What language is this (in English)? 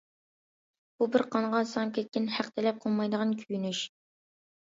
Uyghur